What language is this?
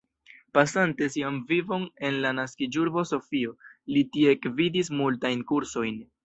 Esperanto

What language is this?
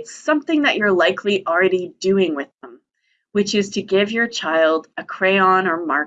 English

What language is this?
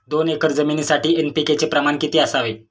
Marathi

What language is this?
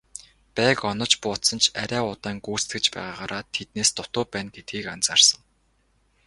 Mongolian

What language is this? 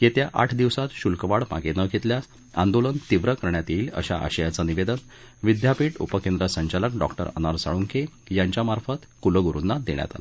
Marathi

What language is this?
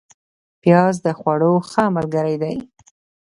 Pashto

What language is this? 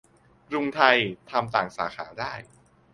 Thai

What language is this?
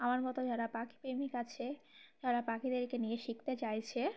Bangla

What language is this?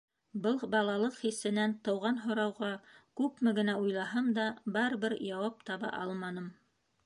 Bashkir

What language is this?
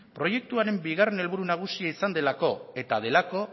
Basque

